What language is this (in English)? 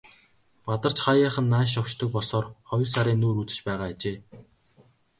Mongolian